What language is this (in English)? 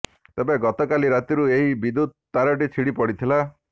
Odia